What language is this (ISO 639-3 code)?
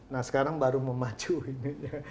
ind